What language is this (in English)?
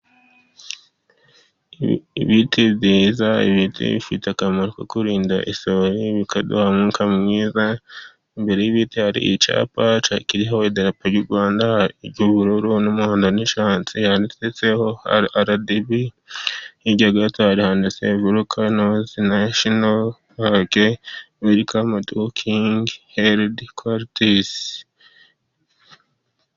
Kinyarwanda